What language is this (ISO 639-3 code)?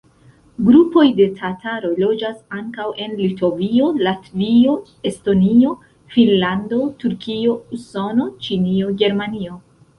epo